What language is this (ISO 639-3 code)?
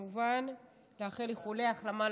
heb